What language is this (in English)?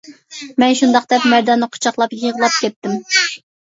Uyghur